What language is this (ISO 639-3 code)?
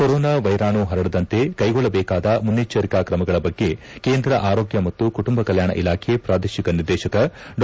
kan